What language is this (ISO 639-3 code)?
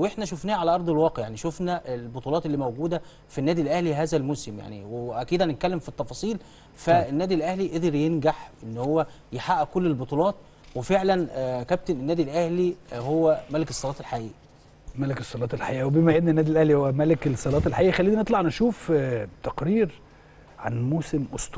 ara